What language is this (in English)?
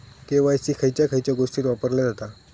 Marathi